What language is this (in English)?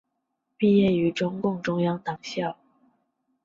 Chinese